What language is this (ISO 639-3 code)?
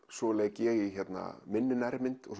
isl